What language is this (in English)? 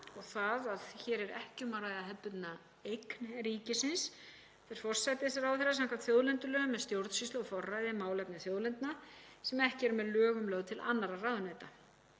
Icelandic